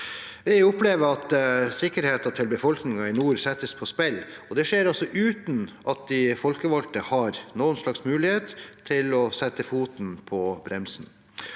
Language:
Norwegian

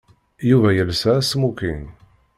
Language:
Kabyle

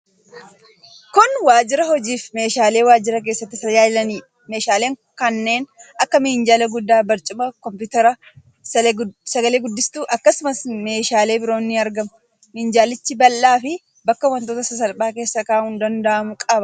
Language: Oromo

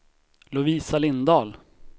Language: Swedish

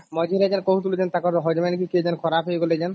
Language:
Odia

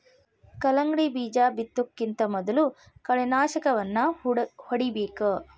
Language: Kannada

